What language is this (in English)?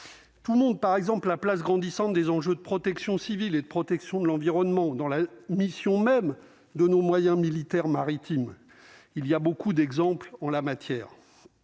French